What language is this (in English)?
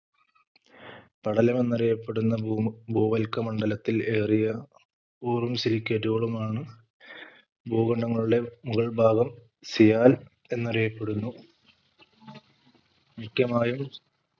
Malayalam